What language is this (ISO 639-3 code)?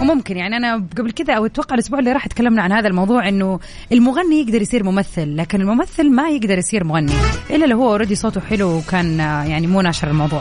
ara